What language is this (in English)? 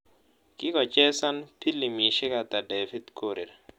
Kalenjin